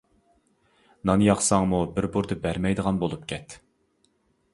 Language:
Uyghur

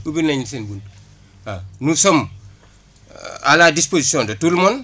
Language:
Wolof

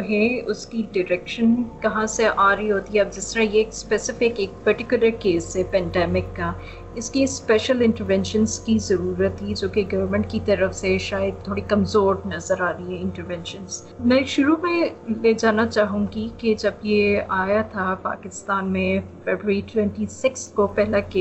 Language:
Urdu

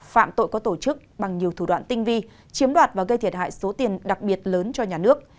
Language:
Vietnamese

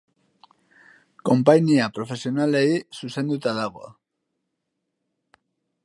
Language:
Basque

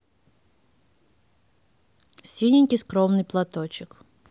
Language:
Russian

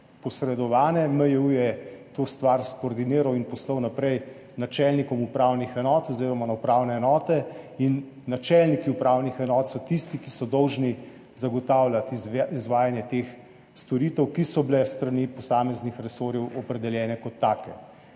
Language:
Slovenian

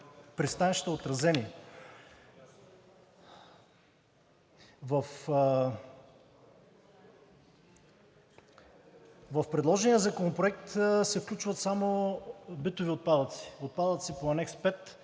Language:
Bulgarian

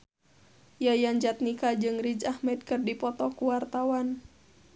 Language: Sundanese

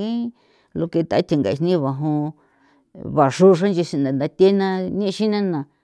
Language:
San Felipe Otlaltepec Popoloca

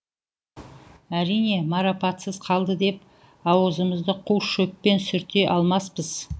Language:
Kazakh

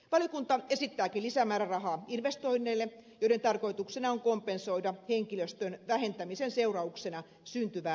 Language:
Finnish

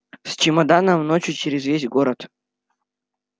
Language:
Russian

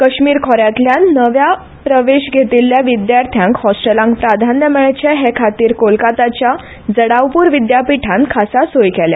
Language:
Konkani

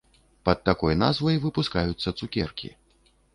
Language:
Belarusian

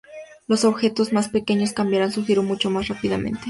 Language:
Spanish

